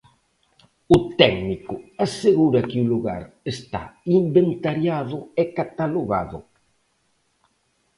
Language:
Galician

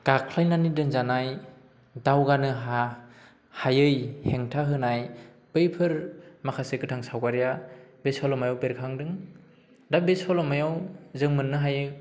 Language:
Bodo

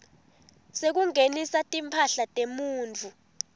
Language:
Swati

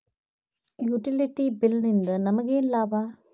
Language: Kannada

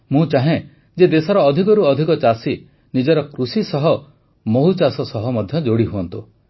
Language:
Odia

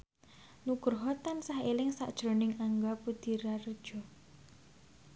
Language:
Javanese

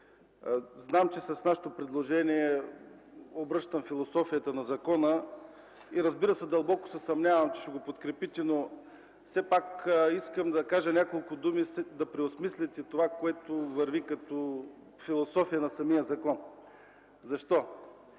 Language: Bulgarian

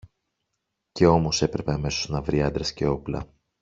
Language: Greek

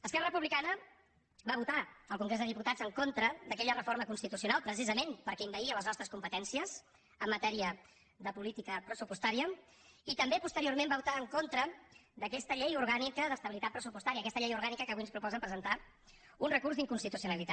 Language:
Catalan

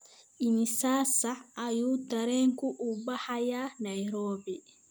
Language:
Somali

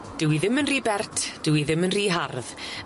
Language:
Welsh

